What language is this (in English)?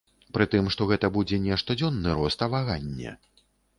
Belarusian